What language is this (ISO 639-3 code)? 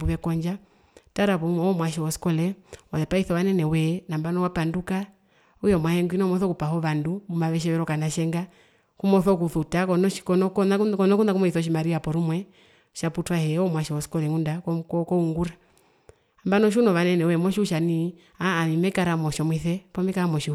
her